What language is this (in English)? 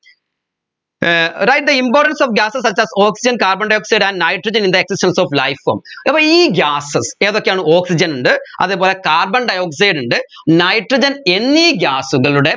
Malayalam